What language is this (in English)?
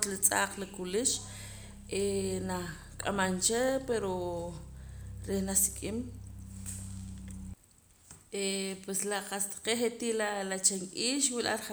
Poqomam